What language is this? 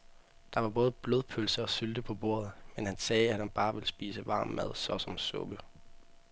Danish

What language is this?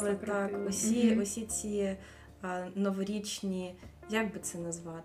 Ukrainian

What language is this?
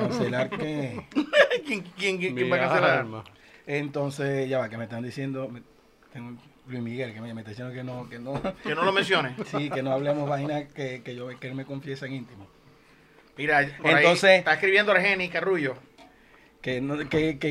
Spanish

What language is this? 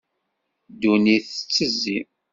Kabyle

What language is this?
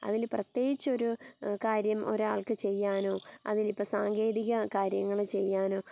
Malayalam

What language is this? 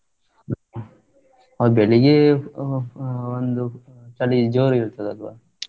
Kannada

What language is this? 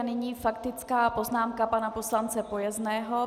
Czech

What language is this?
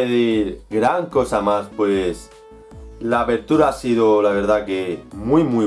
Spanish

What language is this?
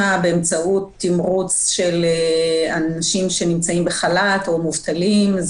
Hebrew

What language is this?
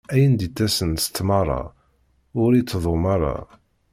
Kabyle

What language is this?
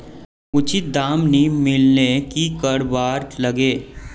Magahi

